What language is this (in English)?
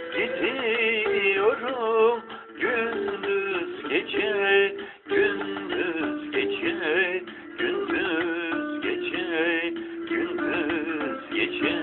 Turkish